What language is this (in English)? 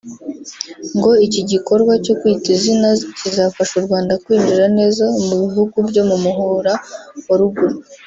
Kinyarwanda